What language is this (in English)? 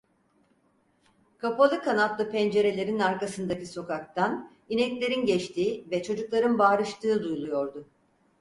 Turkish